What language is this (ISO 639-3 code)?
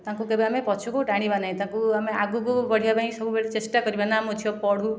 ori